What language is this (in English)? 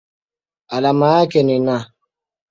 Swahili